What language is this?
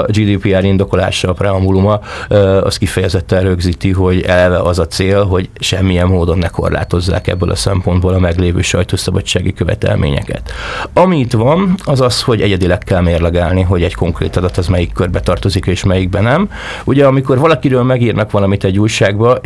Hungarian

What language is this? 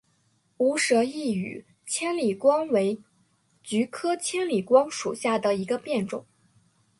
Chinese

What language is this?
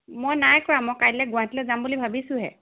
Assamese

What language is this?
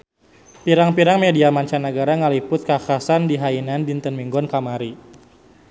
Sundanese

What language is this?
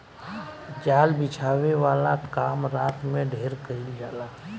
Bhojpuri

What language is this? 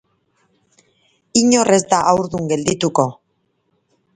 Basque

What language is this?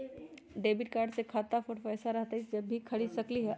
Magahi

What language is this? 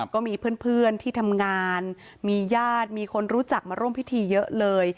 Thai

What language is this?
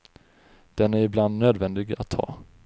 Swedish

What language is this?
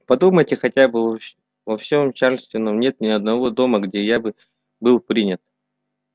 Russian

